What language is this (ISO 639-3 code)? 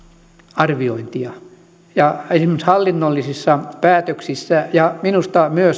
fin